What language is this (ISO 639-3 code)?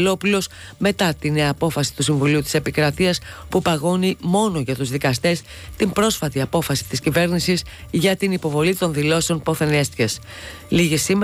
ell